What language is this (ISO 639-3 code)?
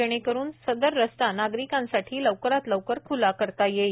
mar